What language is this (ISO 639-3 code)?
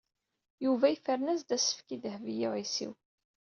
kab